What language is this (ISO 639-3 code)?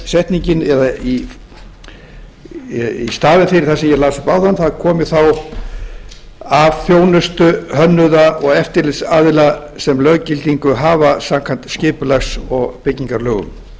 isl